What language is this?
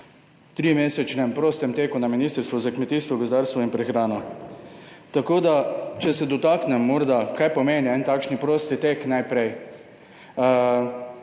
Slovenian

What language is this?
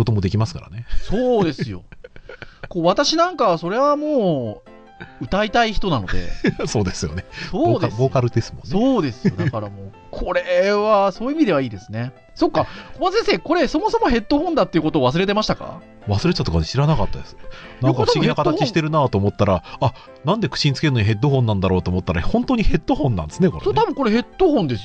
Japanese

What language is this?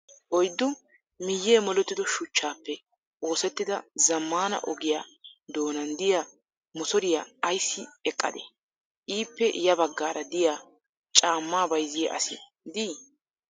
Wolaytta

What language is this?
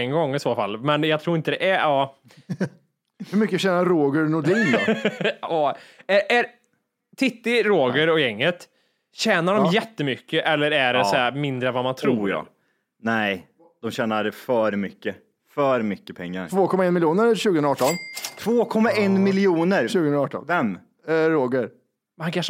Swedish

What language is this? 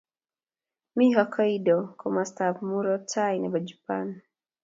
Kalenjin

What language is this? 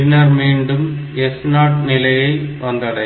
Tamil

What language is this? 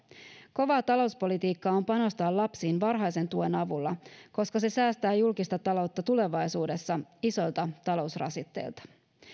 Finnish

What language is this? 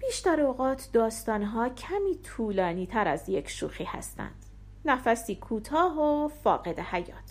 Persian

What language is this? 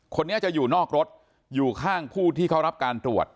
Thai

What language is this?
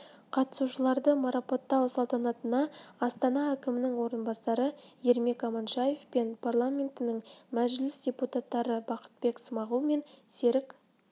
Kazakh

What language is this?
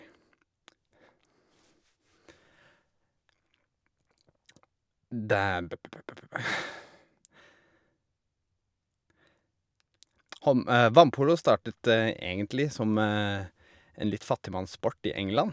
Norwegian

